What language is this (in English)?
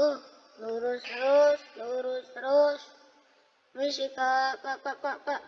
Indonesian